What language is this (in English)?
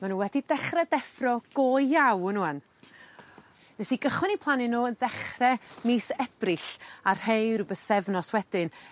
Welsh